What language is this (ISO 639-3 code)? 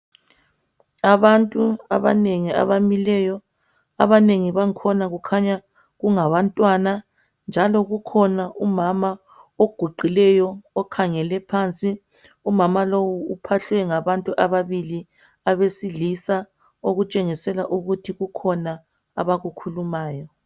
nde